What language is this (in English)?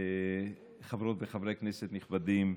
Hebrew